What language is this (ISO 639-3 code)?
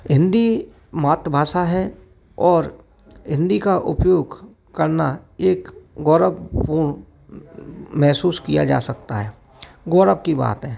hin